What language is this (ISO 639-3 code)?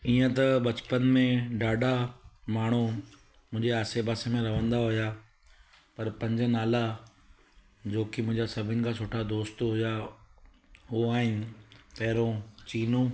snd